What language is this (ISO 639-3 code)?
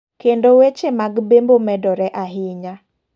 luo